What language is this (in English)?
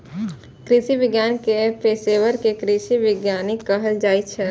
Maithili